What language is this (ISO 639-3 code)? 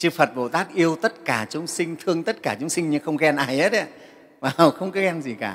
vie